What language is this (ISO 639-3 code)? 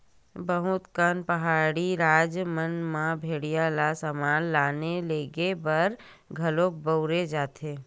hne